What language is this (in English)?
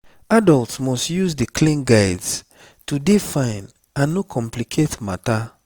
Nigerian Pidgin